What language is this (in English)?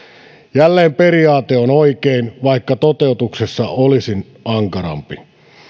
Finnish